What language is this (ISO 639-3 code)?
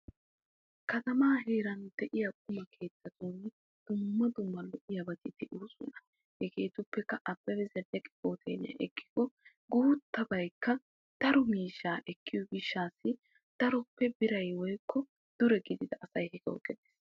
wal